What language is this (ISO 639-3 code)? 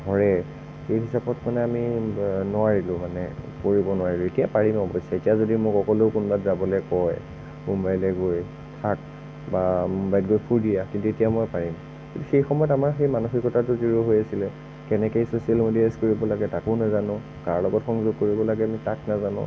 asm